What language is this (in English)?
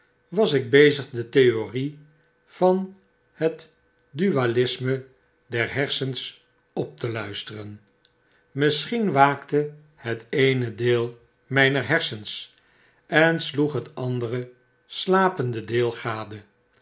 Dutch